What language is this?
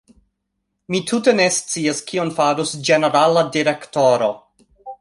Esperanto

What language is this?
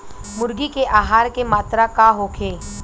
Bhojpuri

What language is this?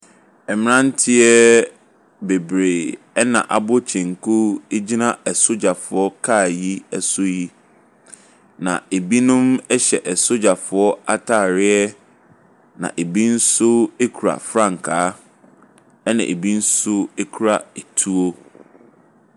Akan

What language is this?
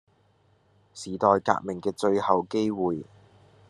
Cantonese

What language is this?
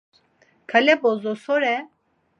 Laz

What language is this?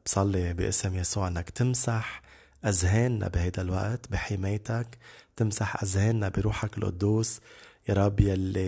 Arabic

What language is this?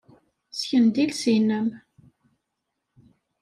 Kabyle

